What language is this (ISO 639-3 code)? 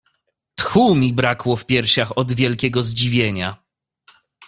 pol